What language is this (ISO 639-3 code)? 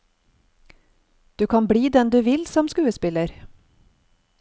nor